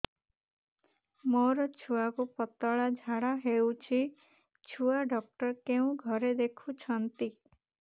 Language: Odia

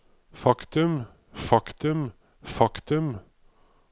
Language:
Norwegian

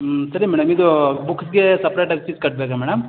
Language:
Kannada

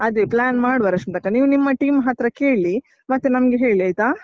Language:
Kannada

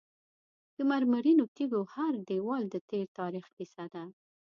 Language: Pashto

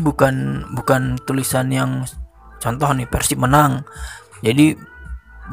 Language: Indonesian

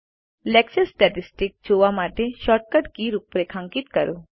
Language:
Gujarati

